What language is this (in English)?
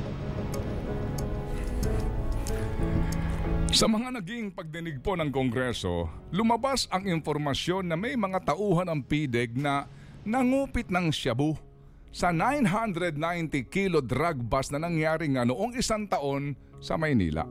Filipino